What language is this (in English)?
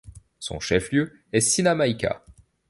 French